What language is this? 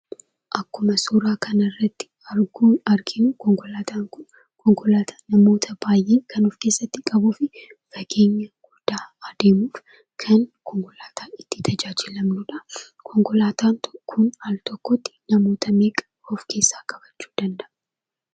Oromo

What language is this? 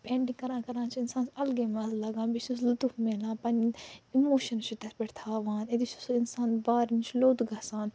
Kashmiri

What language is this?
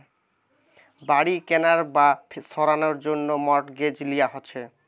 Bangla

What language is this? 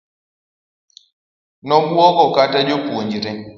Luo (Kenya and Tanzania)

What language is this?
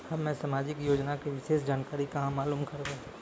Maithili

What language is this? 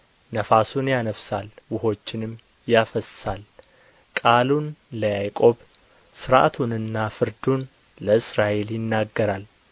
Amharic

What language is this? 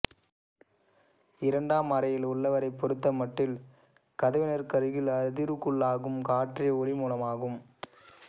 Tamil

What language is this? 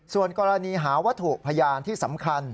Thai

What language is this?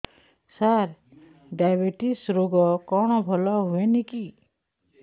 Odia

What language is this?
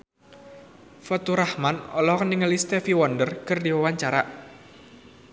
Sundanese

